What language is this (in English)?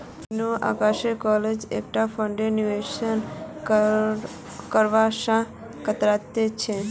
Magahi